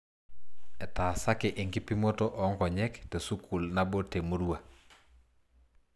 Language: Masai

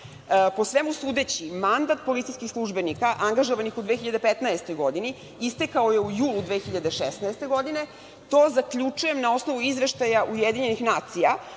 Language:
Serbian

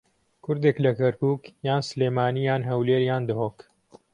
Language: Central Kurdish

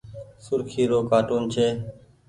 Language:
Goaria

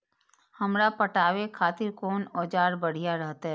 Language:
Maithili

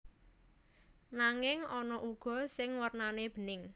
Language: Javanese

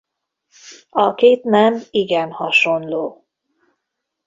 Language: Hungarian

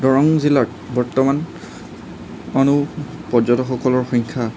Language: Assamese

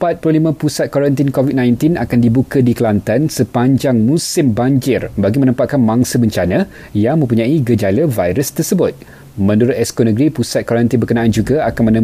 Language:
Malay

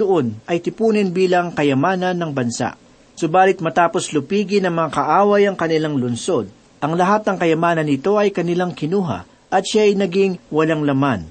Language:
Filipino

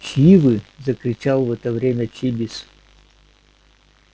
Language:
Russian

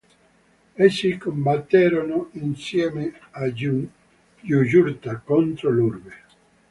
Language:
Italian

